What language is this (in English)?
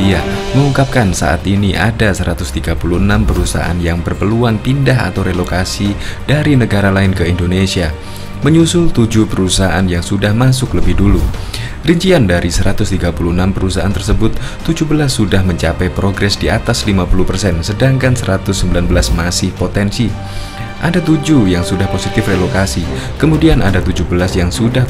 Indonesian